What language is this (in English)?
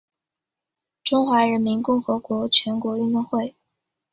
Chinese